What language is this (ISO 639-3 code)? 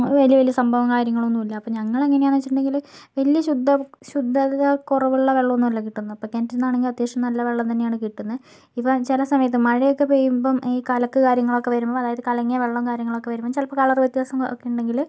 mal